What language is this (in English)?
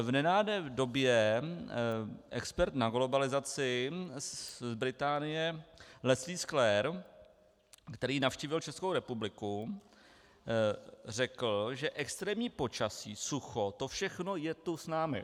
Czech